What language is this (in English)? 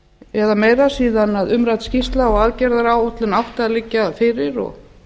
Icelandic